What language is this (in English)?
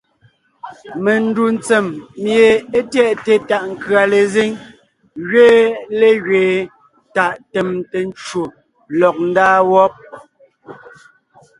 Ngiemboon